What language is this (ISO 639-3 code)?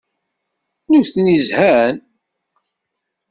kab